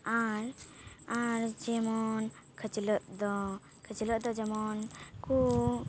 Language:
Santali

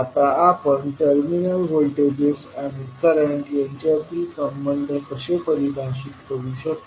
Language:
Marathi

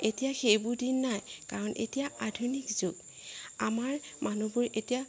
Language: Assamese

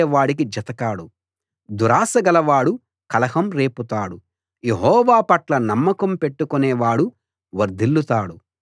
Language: Telugu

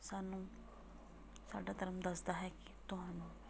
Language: Punjabi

